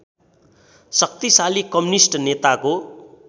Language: Nepali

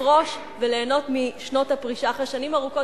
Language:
Hebrew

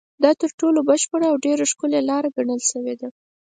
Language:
Pashto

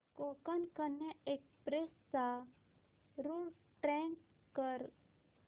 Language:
Marathi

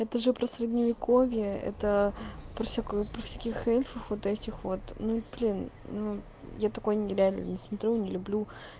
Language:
Russian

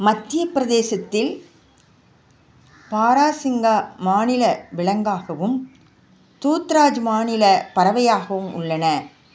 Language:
Tamil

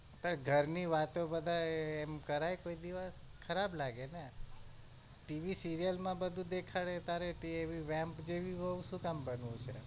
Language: Gujarati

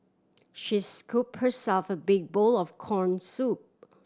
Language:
English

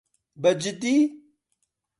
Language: Central Kurdish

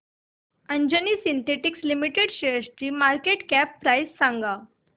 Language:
Marathi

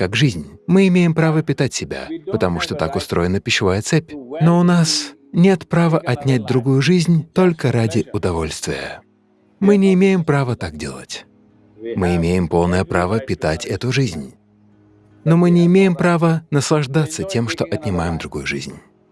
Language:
Russian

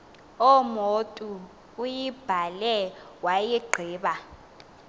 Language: Xhosa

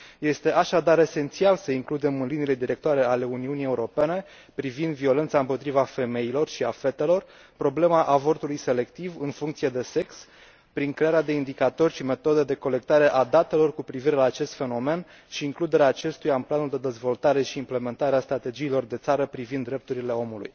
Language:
Romanian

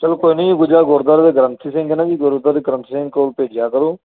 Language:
Punjabi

